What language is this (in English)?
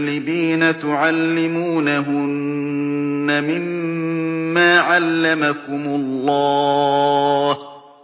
Arabic